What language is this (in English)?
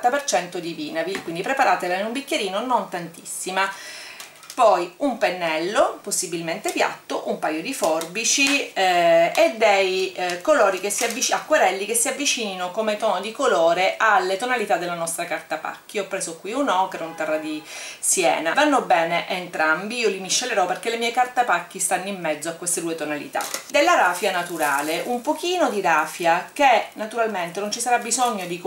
Italian